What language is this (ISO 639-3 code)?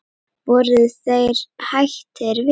isl